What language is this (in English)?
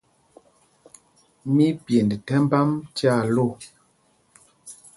Mpumpong